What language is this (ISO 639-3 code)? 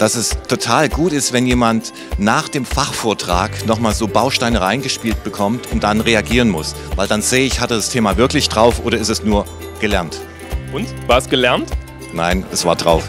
deu